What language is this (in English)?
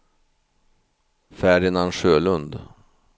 Swedish